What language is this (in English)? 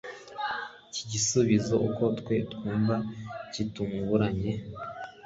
Kinyarwanda